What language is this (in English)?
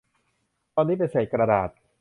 Thai